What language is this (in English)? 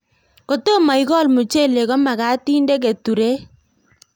Kalenjin